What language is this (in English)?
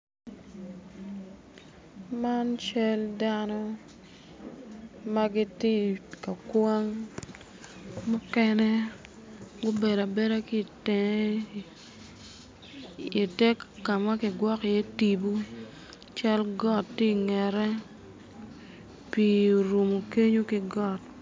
Acoli